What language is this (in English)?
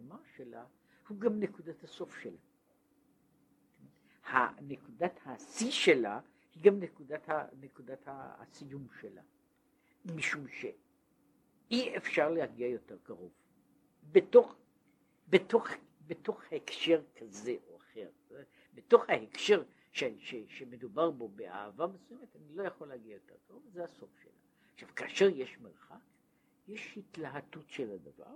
Hebrew